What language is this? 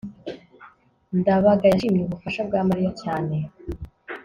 Kinyarwanda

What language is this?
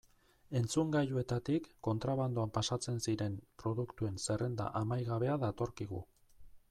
Basque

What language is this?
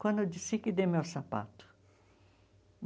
Portuguese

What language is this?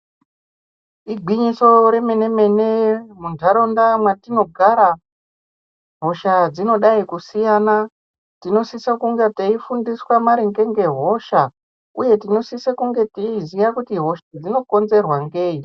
Ndau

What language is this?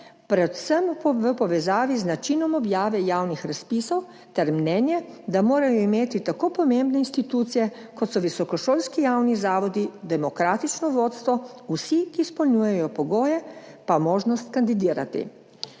Slovenian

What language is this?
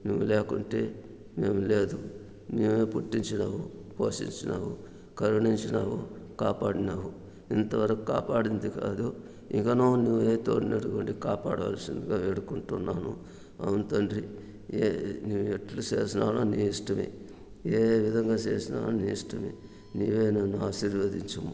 Telugu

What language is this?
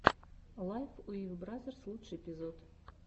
Russian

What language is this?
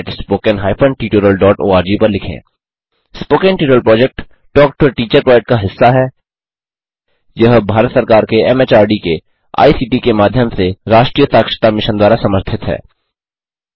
Hindi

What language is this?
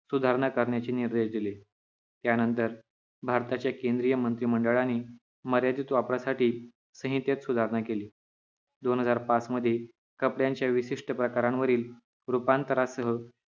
Marathi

